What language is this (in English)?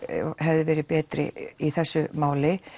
Icelandic